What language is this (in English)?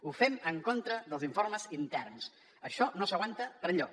Catalan